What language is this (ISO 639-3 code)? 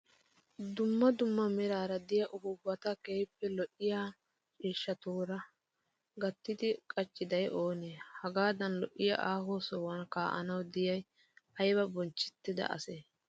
wal